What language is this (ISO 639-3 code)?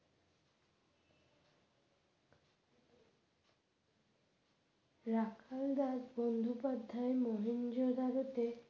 ben